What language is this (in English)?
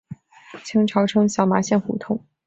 Chinese